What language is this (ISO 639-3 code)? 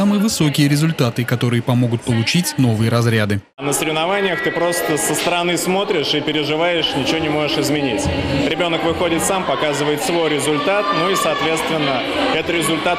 rus